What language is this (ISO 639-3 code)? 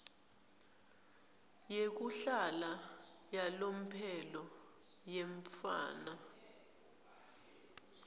ssw